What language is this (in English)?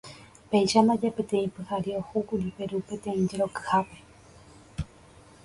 Guarani